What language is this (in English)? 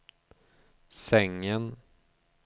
Swedish